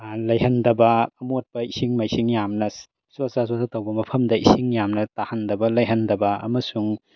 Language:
Manipuri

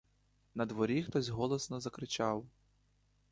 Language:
Ukrainian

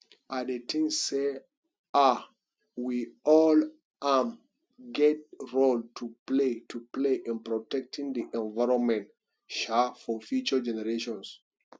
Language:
Nigerian Pidgin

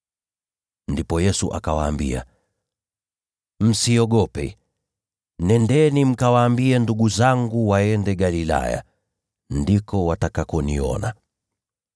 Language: Swahili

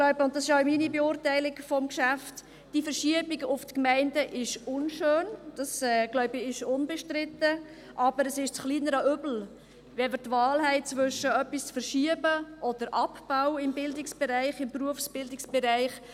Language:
Swiss German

